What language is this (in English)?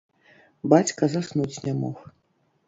Belarusian